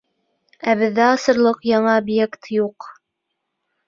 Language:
Bashkir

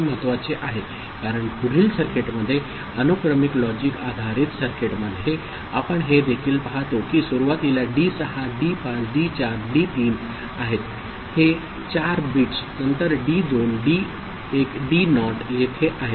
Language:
Marathi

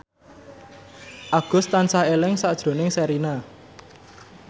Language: Javanese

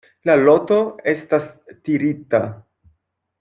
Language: Esperanto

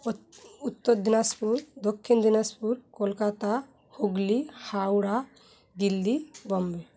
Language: Bangla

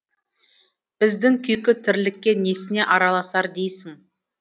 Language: Kazakh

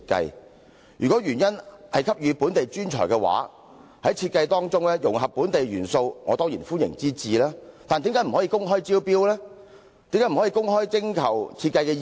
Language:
Cantonese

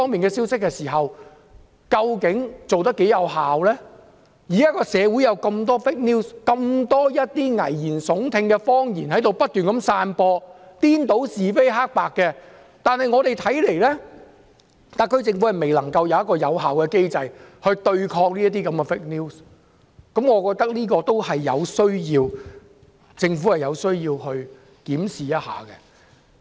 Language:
Cantonese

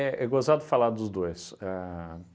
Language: Portuguese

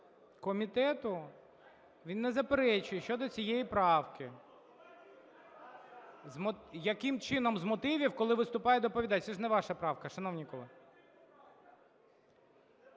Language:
Ukrainian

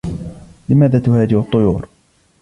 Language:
Arabic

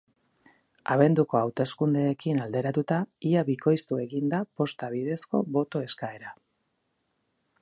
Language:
Basque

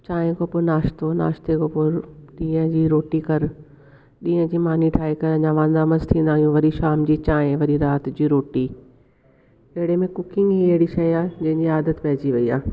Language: Sindhi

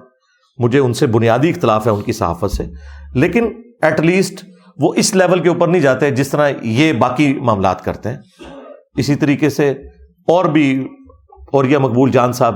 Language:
Urdu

